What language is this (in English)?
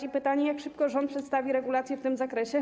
Polish